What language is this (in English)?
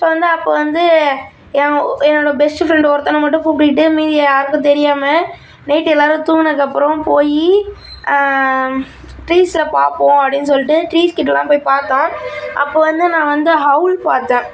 Tamil